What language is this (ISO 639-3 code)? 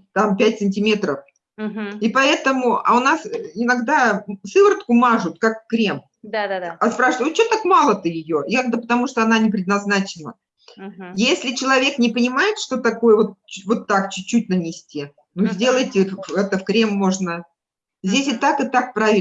rus